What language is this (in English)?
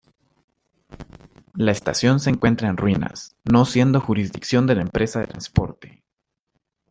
Spanish